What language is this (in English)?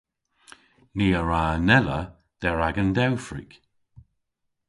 Cornish